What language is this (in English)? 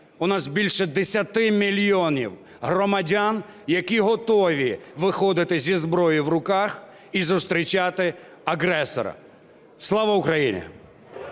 Ukrainian